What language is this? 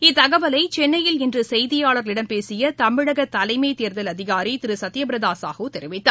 Tamil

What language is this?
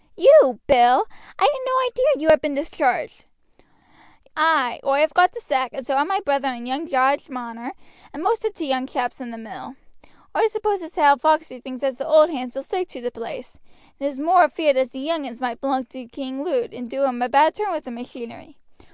English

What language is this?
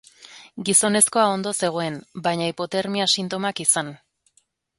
Basque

